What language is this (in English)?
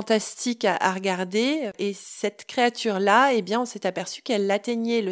French